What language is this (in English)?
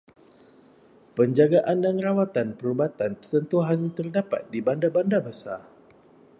Malay